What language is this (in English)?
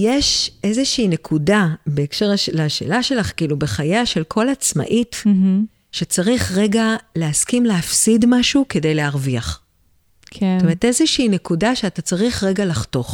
Hebrew